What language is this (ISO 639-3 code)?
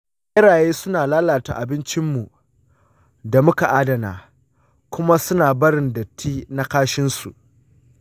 hau